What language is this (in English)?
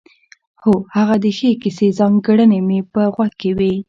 Pashto